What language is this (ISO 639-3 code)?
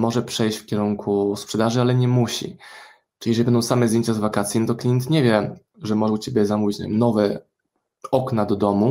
pol